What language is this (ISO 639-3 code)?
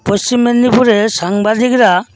ben